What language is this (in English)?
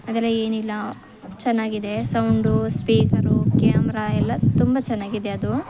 Kannada